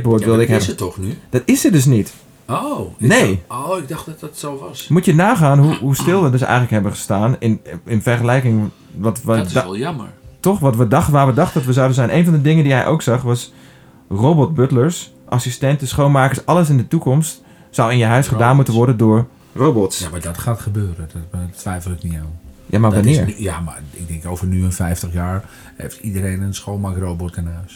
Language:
Dutch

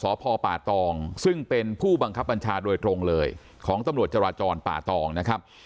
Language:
Thai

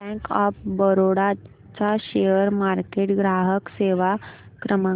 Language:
Marathi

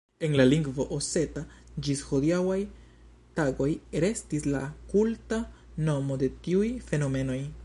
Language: Esperanto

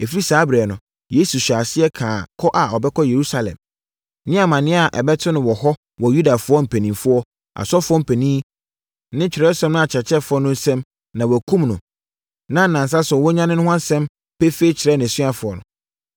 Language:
Akan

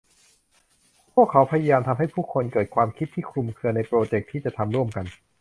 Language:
Thai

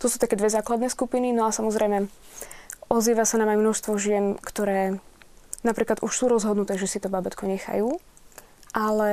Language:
Slovak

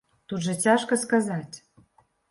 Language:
Belarusian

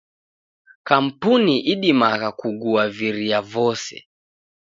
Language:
Taita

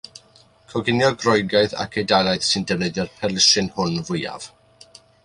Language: Welsh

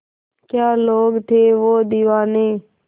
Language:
Hindi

